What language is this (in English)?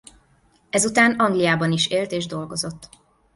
Hungarian